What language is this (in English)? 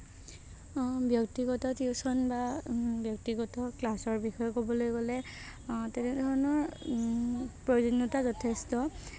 Assamese